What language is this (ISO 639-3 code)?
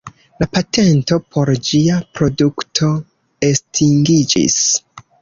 epo